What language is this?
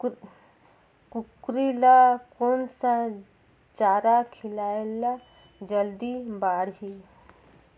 Chhattisgarhi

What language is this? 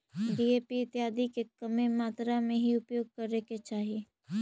Magahi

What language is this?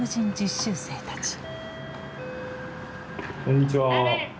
Japanese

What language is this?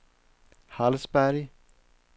Swedish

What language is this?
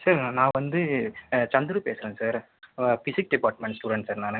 Tamil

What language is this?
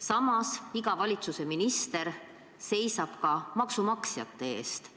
Estonian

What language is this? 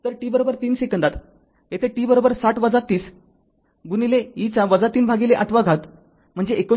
Marathi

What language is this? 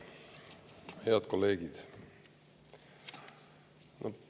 Estonian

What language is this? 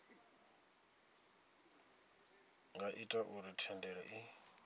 Venda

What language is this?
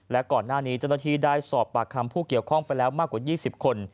Thai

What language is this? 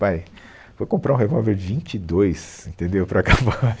Portuguese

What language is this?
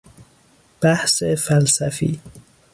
Persian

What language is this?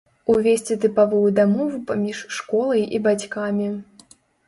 Belarusian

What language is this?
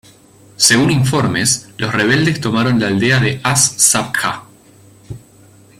Spanish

